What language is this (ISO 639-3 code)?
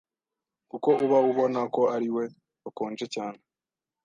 kin